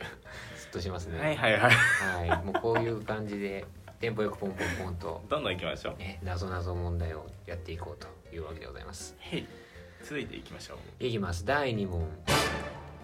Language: Japanese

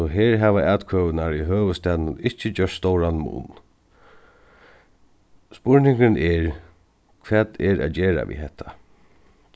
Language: Faroese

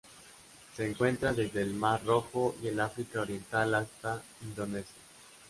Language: Spanish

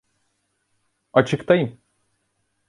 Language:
Turkish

